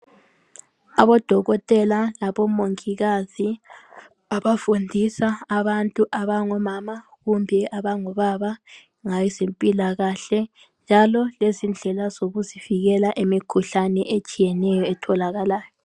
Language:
North Ndebele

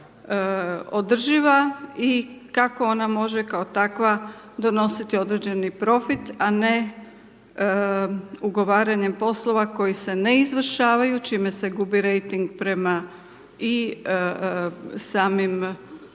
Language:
Croatian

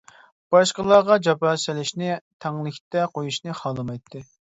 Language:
Uyghur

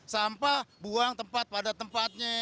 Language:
Indonesian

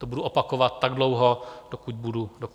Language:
Czech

